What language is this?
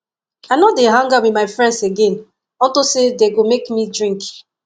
Nigerian Pidgin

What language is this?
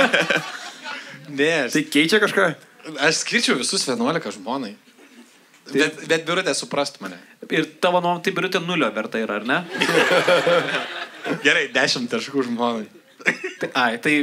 Lithuanian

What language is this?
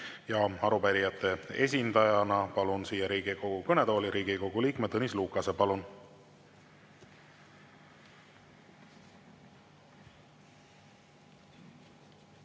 Estonian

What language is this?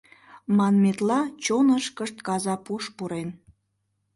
Mari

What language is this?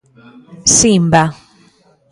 Galician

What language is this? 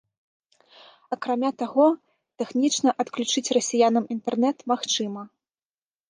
Belarusian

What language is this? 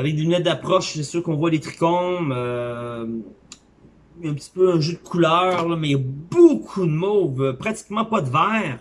French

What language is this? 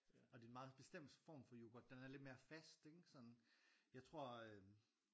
Danish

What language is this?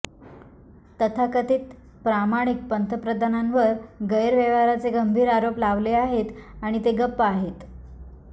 Marathi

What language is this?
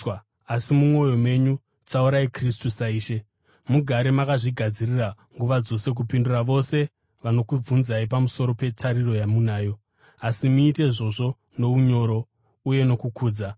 Shona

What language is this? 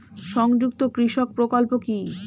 Bangla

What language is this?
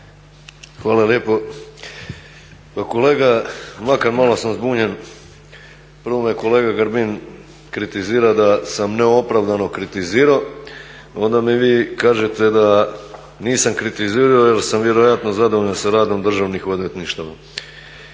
Croatian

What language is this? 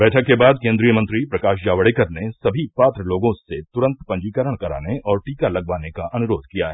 Hindi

